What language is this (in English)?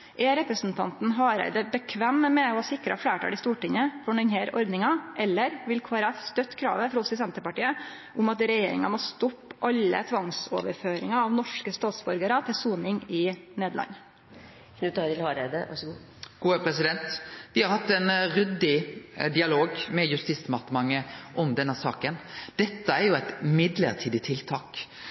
Norwegian Nynorsk